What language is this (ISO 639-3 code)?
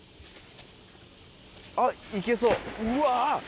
jpn